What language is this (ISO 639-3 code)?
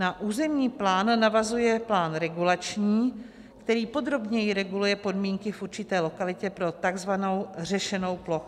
ces